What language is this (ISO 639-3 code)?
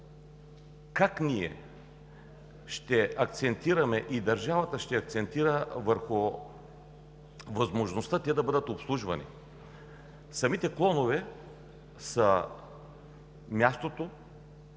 bul